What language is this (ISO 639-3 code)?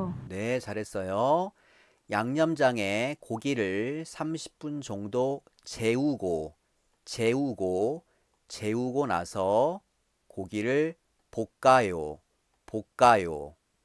kor